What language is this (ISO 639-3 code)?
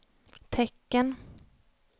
swe